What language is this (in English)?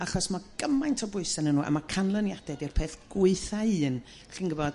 Welsh